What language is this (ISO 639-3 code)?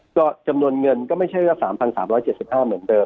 tha